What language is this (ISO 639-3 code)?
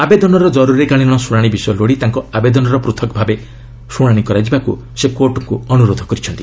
ori